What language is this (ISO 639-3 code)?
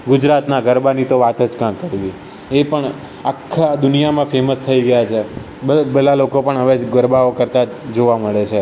guj